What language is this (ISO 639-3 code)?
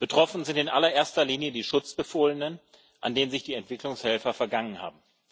deu